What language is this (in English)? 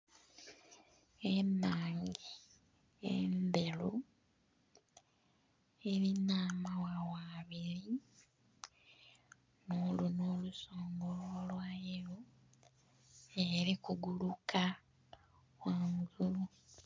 Soga